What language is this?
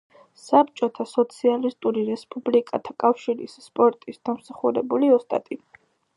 Georgian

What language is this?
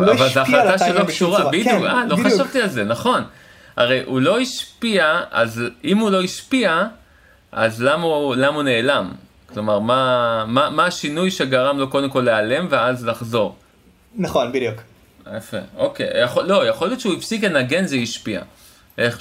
Hebrew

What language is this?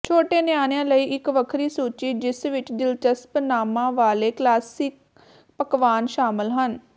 Punjabi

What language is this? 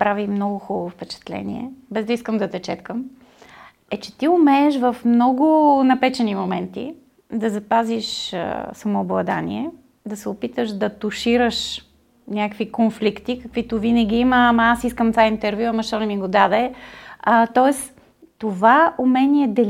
Bulgarian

